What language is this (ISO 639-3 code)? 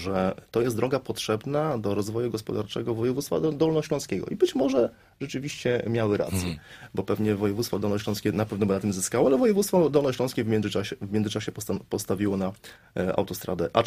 pol